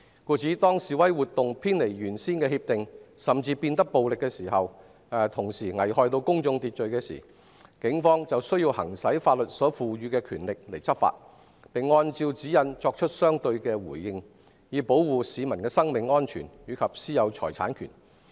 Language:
Cantonese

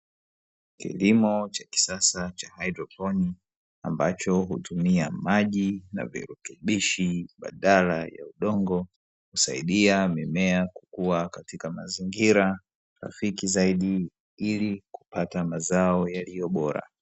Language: Swahili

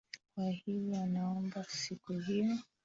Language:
Swahili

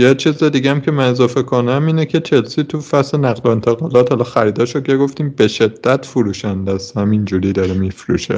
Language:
Persian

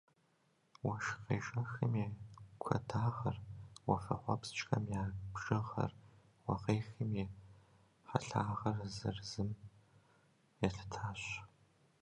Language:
Kabardian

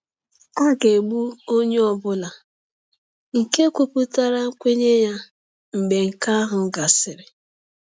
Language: Igbo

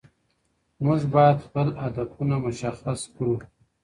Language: Pashto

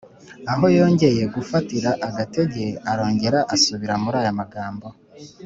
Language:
Kinyarwanda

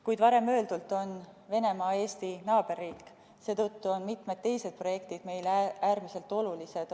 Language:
Estonian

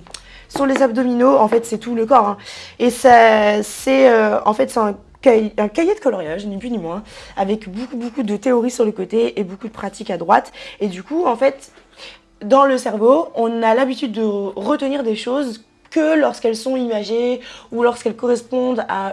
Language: French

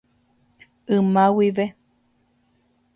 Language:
Guarani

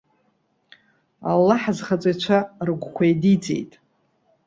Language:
Abkhazian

